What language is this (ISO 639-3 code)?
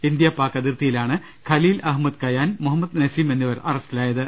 mal